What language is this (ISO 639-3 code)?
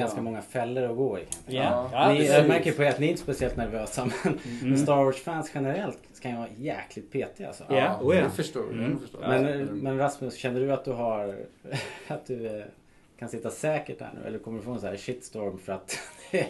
swe